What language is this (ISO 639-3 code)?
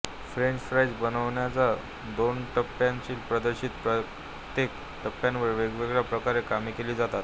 mar